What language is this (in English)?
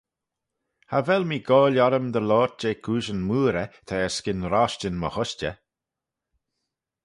Manx